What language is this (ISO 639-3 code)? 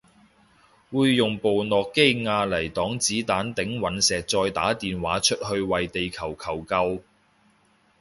yue